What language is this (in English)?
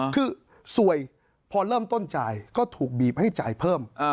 Thai